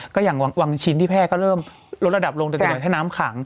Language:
Thai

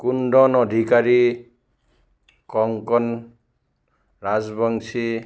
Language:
Assamese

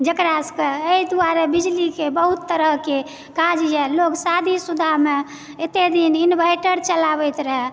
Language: Maithili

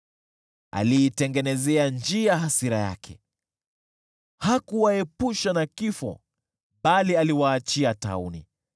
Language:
Swahili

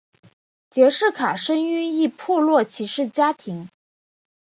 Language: Chinese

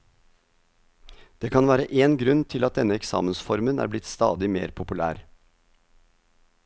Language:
Norwegian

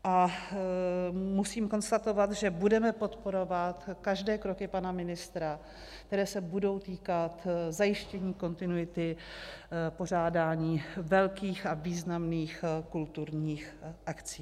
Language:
Czech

